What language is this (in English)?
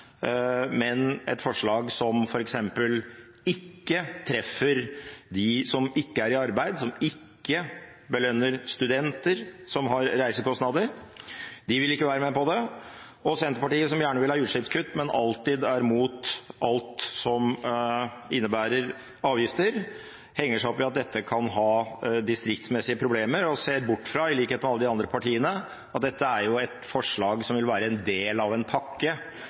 Norwegian Bokmål